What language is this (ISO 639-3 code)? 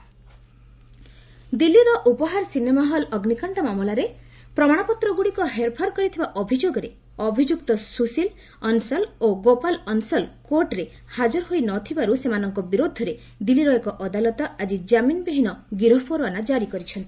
ori